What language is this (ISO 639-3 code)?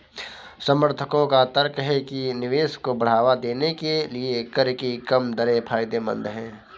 hin